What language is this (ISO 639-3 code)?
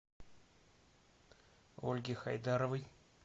rus